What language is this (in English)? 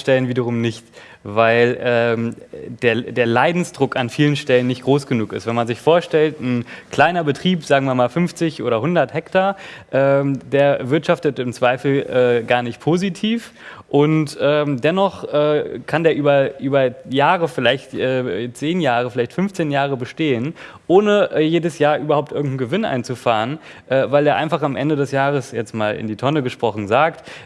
German